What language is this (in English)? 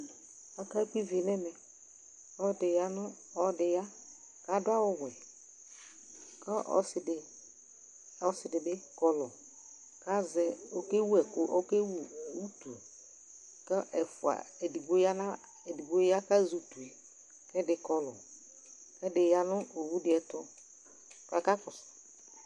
Ikposo